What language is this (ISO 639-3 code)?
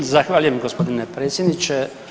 hrv